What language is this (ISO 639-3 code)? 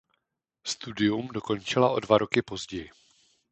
ces